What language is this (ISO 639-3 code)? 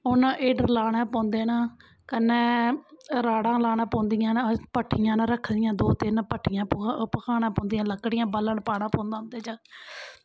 doi